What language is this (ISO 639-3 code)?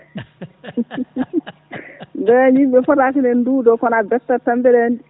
ful